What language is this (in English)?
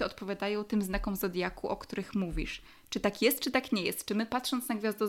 Polish